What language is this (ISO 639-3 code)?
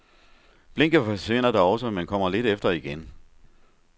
dan